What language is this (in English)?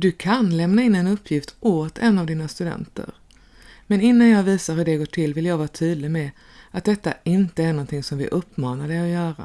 Swedish